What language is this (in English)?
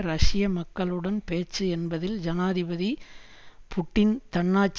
Tamil